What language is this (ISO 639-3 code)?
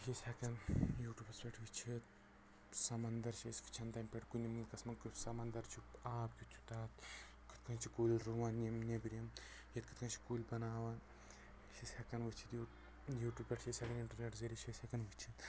kas